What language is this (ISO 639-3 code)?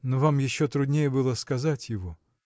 rus